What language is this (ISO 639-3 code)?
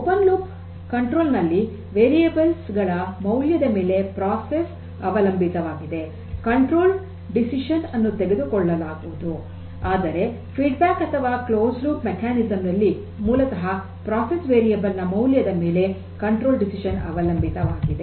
kan